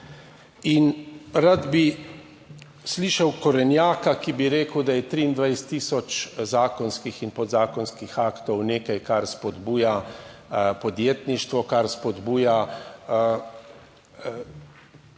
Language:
Slovenian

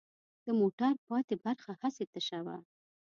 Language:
Pashto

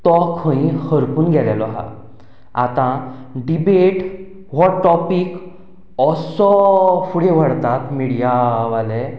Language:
Konkani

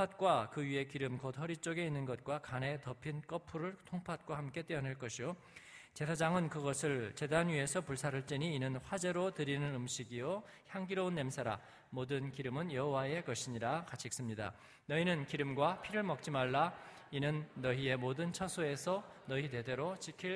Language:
Korean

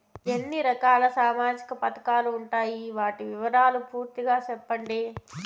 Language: Telugu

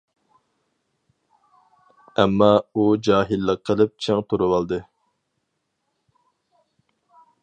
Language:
Uyghur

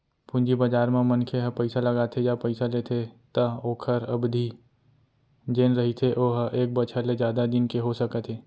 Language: Chhattisgarhi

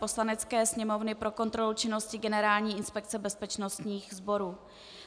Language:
Czech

